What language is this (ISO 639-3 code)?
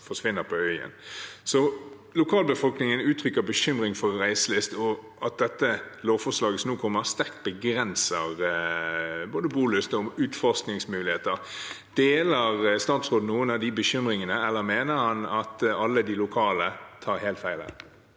nor